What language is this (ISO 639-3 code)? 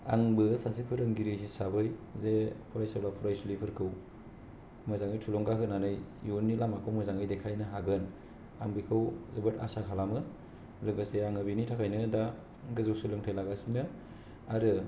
brx